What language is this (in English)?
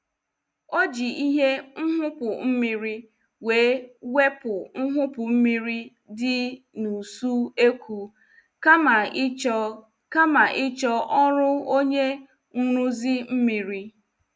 Igbo